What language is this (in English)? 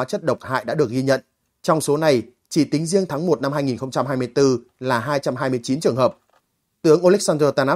Vietnamese